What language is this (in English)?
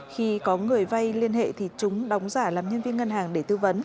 Vietnamese